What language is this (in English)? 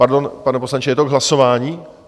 Czech